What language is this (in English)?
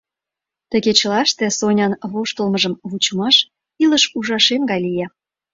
Mari